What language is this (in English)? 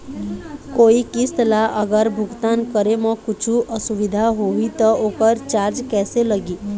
Chhattisgarhi